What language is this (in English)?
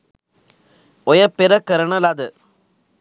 Sinhala